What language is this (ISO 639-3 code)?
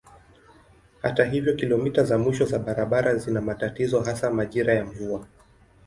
swa